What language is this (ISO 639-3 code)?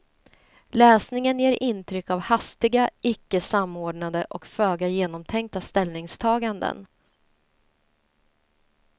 swe